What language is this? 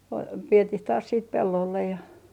Finnish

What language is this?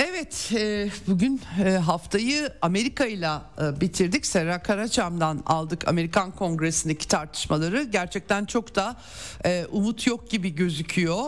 Turkish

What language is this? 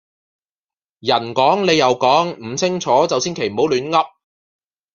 Cantonese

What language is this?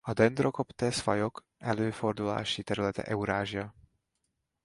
Hungarian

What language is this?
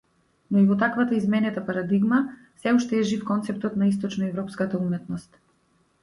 Macedonian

